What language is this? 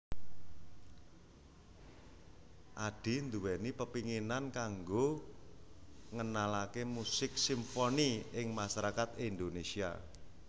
Javanese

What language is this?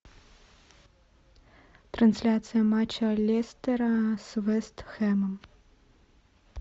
Russian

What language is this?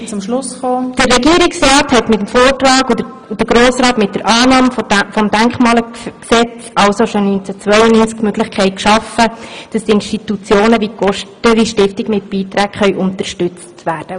Swiss German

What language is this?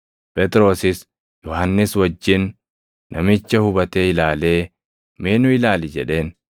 Oromo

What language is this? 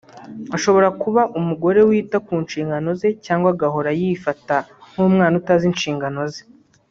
Kinyarwanda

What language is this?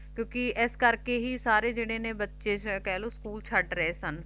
Punjabi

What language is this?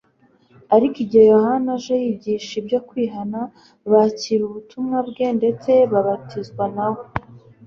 Kinyarwanda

